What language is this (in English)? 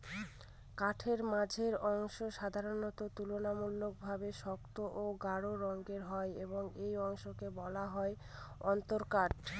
Bangla